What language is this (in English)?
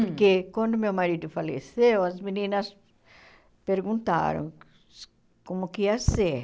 Portuguese